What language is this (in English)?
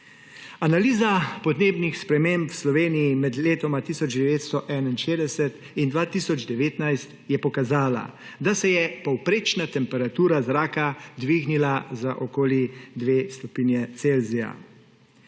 Slovenian